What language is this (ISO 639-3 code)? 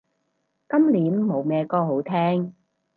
yue